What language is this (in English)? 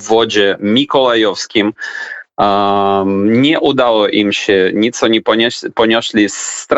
Polish